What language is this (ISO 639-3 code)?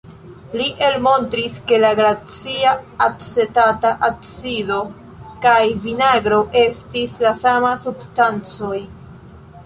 epo